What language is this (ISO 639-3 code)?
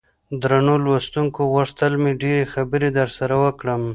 pus